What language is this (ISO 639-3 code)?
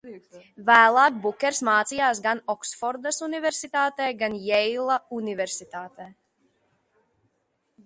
lav